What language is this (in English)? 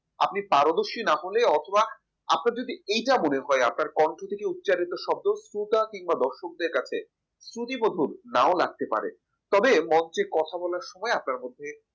Bangla